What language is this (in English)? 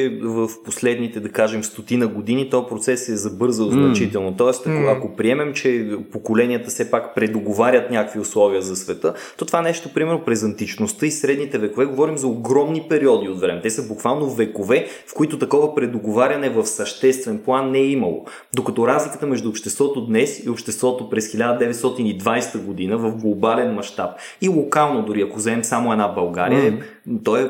Bulgarian